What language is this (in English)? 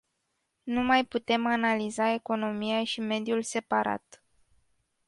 Romanian